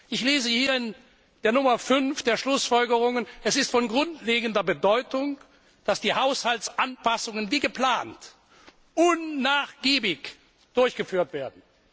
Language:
German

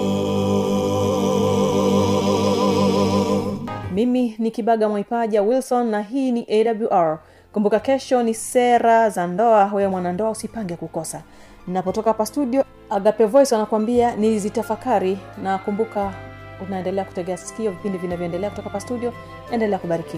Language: Swahili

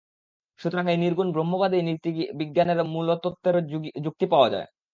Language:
Bangla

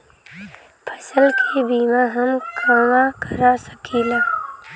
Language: Bhojpuri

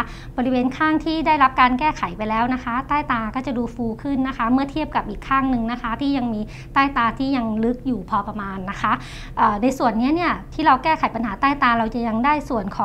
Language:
Thai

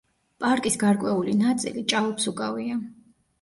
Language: Georgian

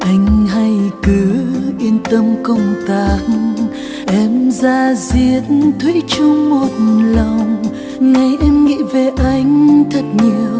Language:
Vietnamese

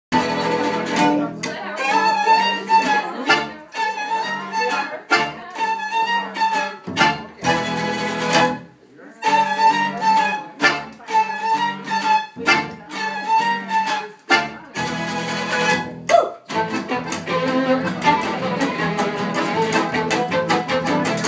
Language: Romanian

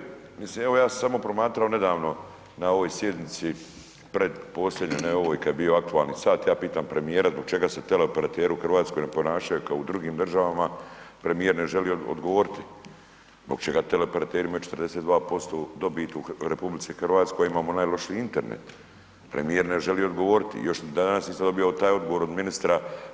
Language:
Croatian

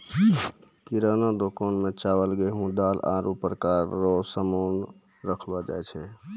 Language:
Maithili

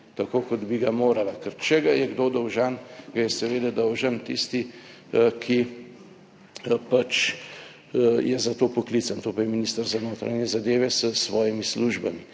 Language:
Slovenian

